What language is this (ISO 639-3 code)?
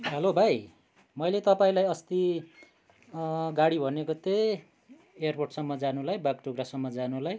nep